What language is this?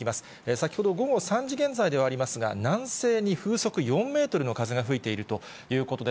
Japanese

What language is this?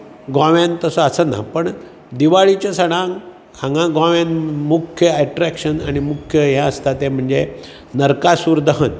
Konkani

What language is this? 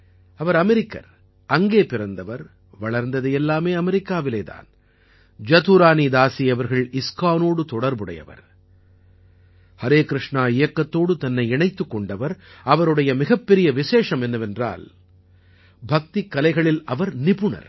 Tamil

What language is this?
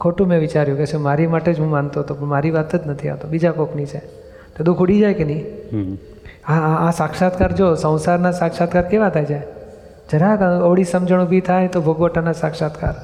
Gujarati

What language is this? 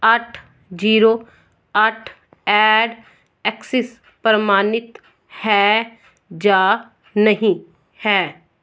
Punjabi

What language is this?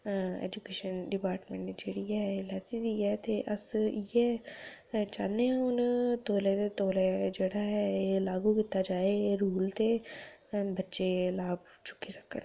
Dogri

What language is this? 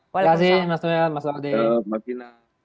Indonesian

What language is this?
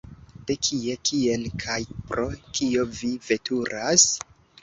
Esperanto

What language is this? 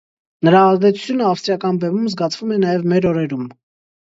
Armenian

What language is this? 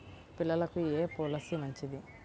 Telugu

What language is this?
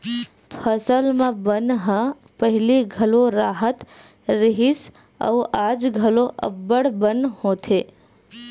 Chhattisgarhi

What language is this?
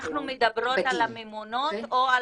Hebrew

